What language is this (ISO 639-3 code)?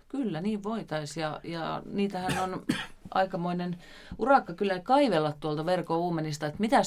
fin